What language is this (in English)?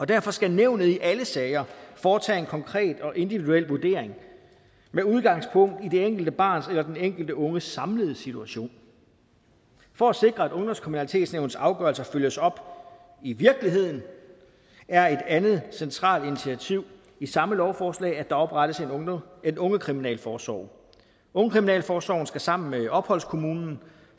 Danish